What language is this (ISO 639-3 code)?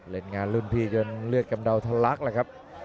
tha